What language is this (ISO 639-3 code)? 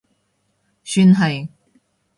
yue